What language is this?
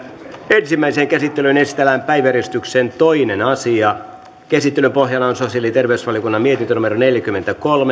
Finnish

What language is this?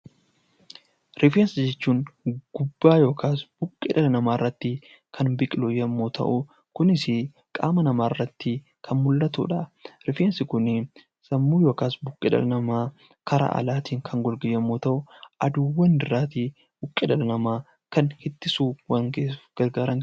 Oromo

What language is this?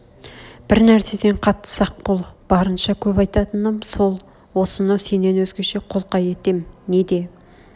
Kazakh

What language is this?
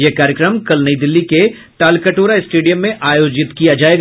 Hindi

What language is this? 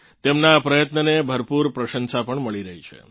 Gujarati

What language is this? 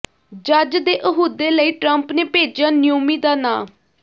Punjabi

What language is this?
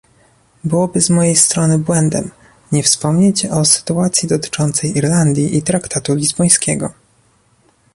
Polish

